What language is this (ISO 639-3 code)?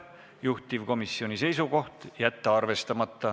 est